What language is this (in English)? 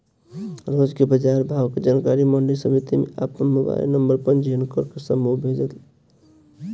Bhojpuri